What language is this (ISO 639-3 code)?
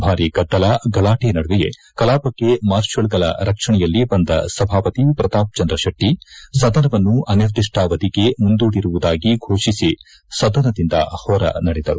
kan